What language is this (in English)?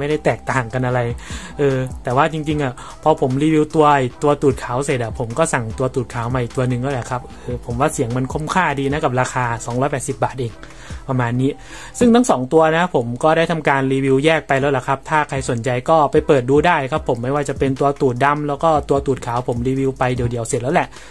Thai